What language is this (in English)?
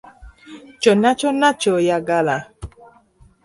Ganda